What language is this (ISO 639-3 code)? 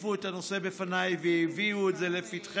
heb